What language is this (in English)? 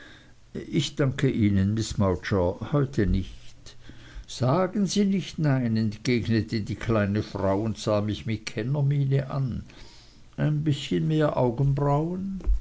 German